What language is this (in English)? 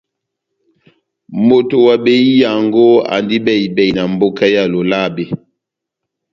Batanga